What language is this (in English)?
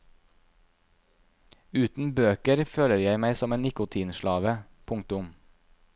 Norwegian